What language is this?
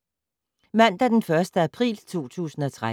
Danish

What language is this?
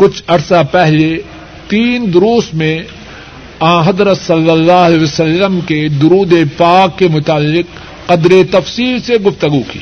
Urdu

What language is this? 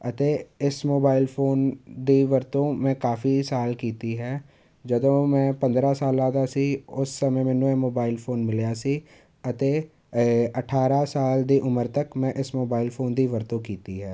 Punjabi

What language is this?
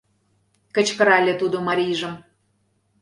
Mari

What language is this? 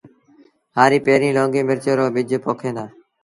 Sindhi Bhil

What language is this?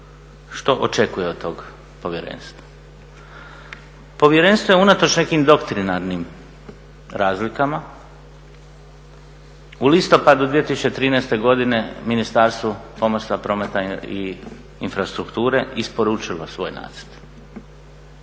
Croatian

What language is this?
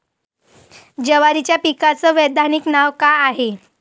Marathi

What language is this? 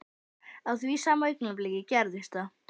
Icelandic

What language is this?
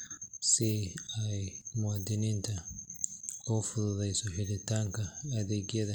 Somali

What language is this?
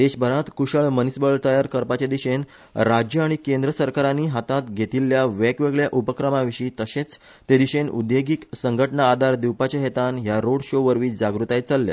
Konkani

